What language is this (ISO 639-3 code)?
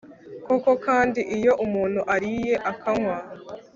kin